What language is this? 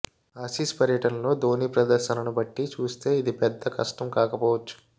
Telugu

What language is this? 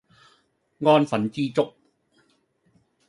Cantonese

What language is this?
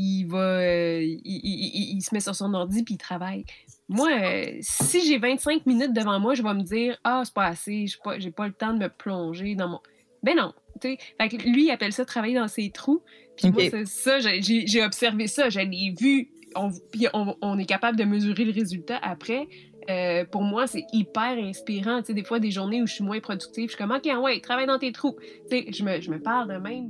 French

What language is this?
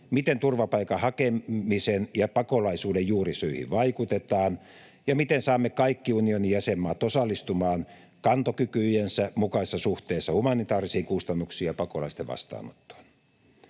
Finnish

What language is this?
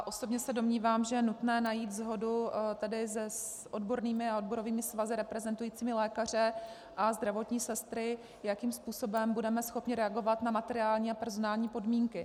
Czech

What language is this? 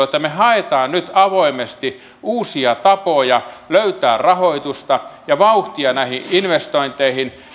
Finnish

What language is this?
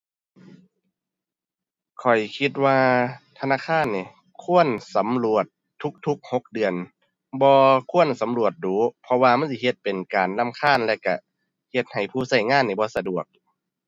Thai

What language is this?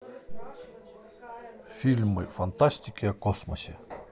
Russian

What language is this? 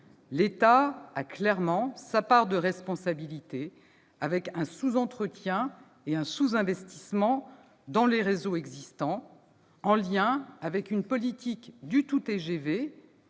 French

